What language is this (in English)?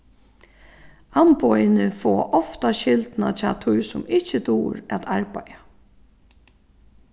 Faroese